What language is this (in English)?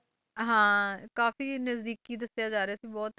Punjabi